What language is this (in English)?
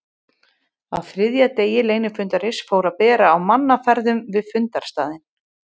Icelandic